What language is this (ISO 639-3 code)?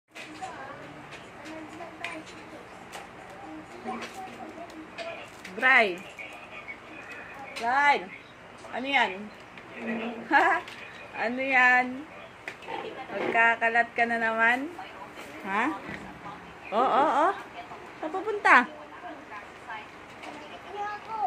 ind